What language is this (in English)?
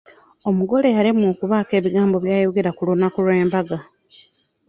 Ganda